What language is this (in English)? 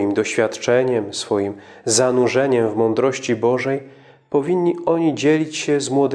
Polish